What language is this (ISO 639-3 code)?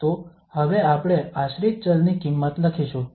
guj